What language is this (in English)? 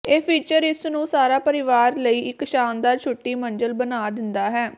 Punjabi